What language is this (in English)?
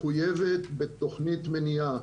Hebrew